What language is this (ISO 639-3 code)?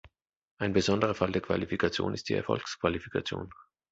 deu